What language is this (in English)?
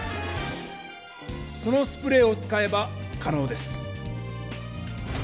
Japanese